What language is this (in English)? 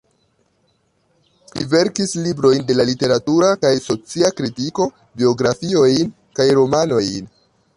Esperanto